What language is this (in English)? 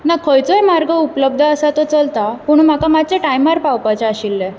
Konkani